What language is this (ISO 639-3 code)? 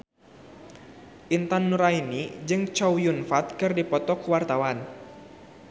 sun